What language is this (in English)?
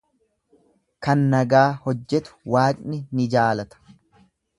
Oromo